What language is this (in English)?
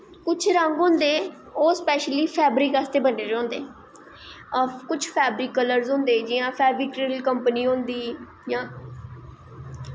Dogri